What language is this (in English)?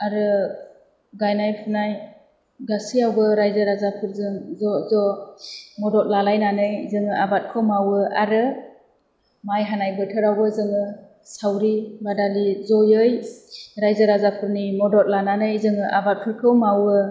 Bodo